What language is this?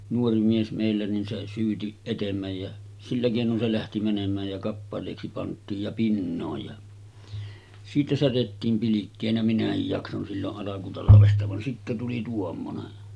Finnish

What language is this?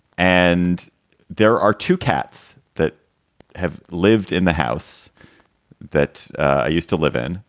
English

